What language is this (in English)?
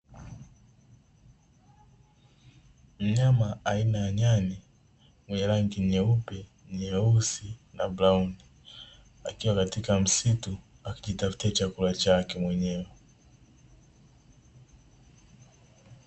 Swahili